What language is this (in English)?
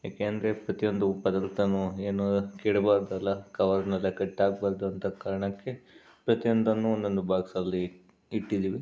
Kannada